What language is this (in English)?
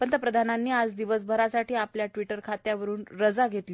Marathi